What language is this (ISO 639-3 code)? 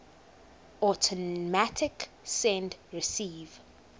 eng